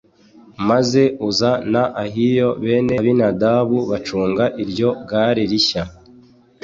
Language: Kinyarwanda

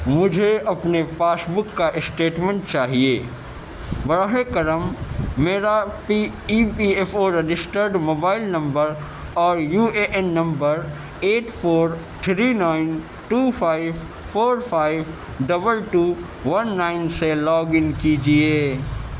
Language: Urdu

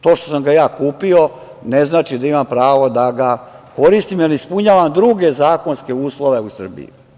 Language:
Serbian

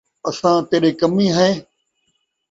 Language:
Saraiki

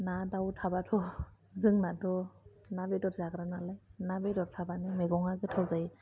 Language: Bodo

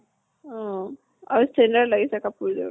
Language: Assamese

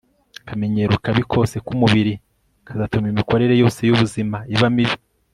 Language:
Kinyarwanda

